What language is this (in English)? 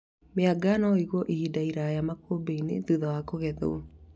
Kikuyu